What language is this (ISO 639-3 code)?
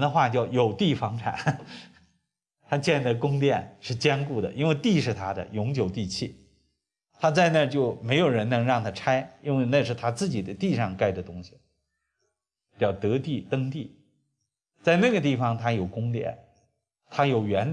zho